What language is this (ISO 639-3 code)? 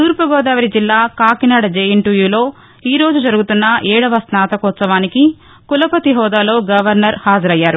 tel